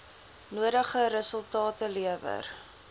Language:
Afrikaans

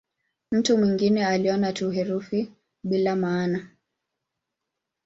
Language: Swahili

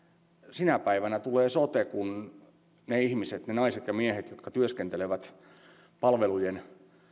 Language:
Finnish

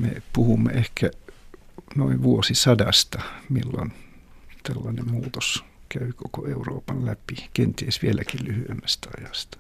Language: Finnish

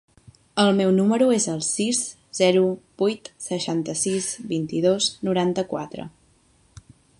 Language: Catalan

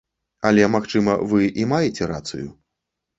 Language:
Belarusian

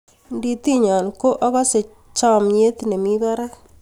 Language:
Kalenjin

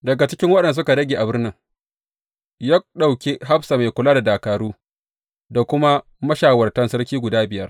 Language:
Hausa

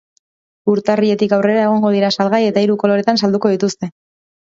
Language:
Basque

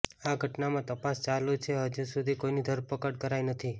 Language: Gujarati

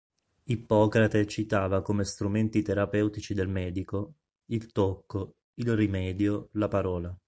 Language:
Italian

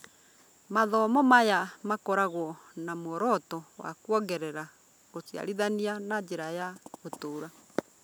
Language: Kikuyu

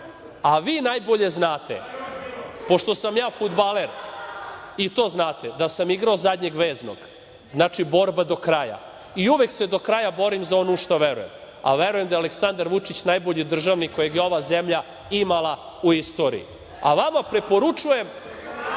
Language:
Serbian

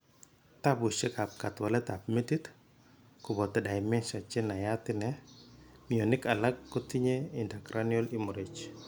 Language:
Kalenjin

